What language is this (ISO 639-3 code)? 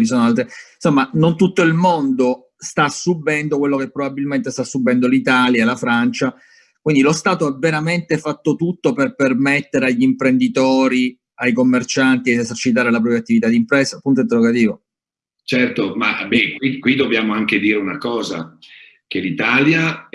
ita